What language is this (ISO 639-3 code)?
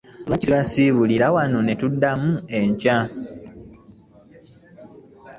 lug